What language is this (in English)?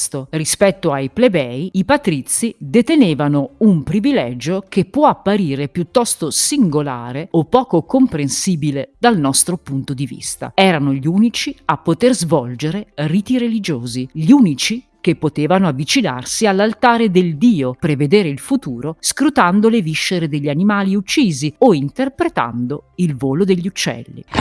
Italian